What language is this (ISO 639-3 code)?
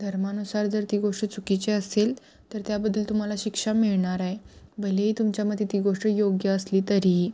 mar